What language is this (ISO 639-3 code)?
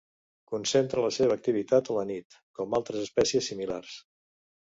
cat